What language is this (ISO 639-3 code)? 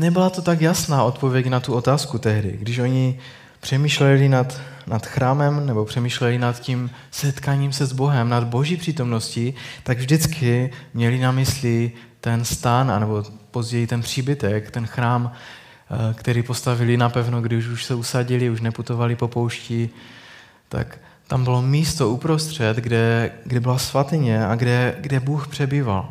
ces